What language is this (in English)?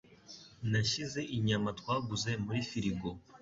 Kinyarwanda